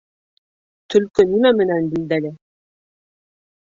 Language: Bashkir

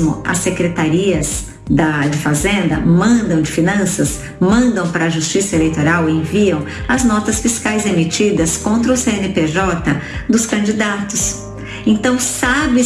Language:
Portuguese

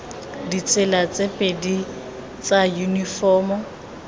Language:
Tswana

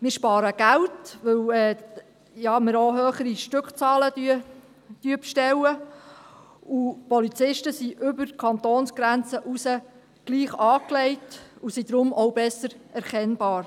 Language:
Swiss German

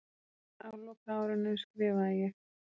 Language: Icelandic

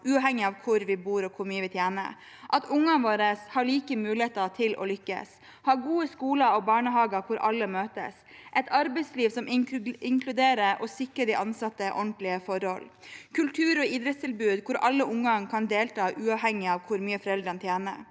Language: Norwegian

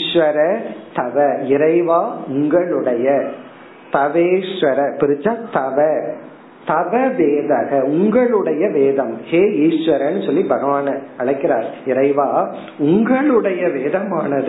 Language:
Tamil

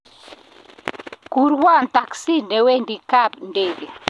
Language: Kalenjin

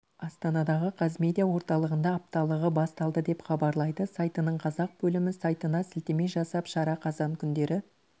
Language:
Kazakh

